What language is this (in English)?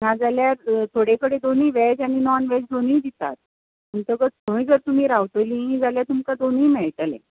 Konkani